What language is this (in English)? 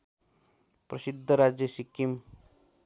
Nepali